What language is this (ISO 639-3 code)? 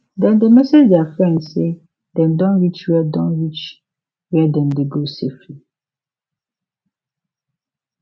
pcm